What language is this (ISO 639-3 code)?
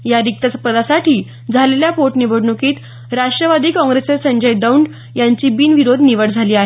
mar